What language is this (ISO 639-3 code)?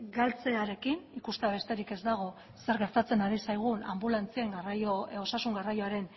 eus